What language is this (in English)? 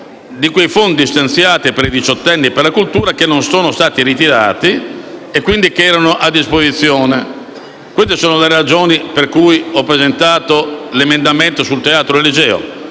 Italian